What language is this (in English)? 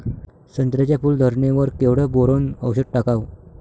Marathi